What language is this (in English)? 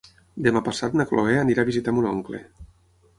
Catalan